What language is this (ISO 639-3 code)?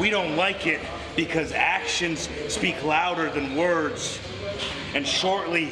eng